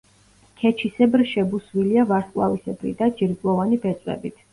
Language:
Georgian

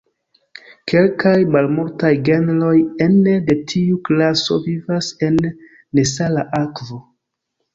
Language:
Esperanto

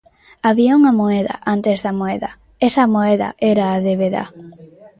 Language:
Galician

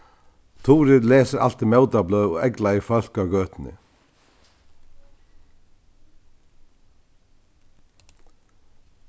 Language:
Faroese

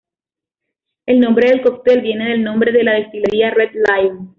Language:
Spanish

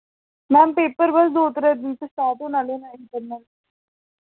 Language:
Dogri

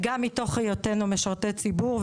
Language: Hebrew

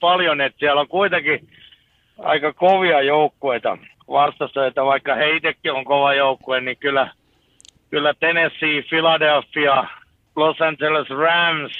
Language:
Finnish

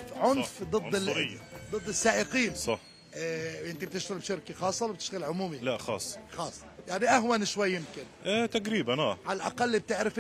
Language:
Arabic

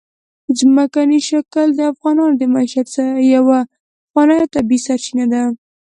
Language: Pashto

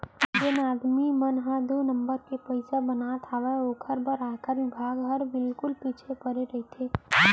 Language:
Chhattisgarhi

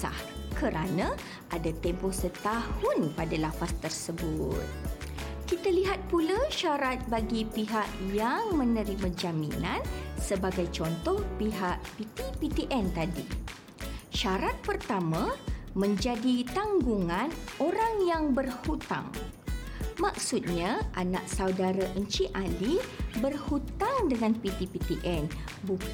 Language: Malay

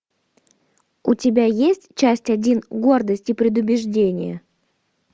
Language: Russian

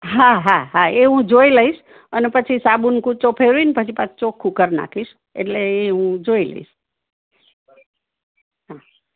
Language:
Gujarati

